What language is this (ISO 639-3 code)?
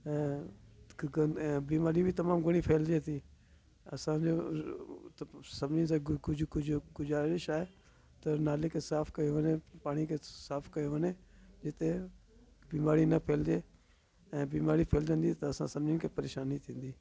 snd